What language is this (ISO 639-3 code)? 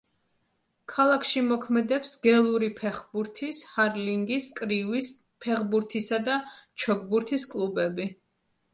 kat